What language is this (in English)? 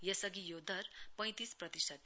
Nepali